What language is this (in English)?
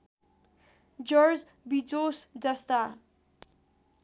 Nepali